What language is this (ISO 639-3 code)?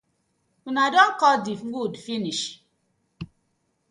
pcm